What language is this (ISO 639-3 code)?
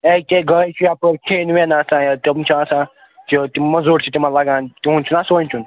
kas